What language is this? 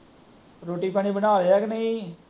Punjabi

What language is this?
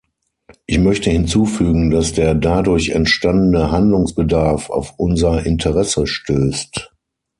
German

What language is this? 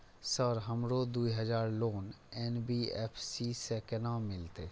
Maithili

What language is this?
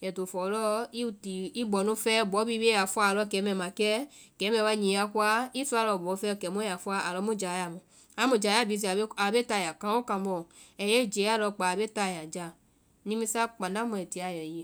Vai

